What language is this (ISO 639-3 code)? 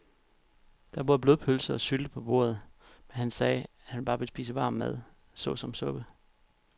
dan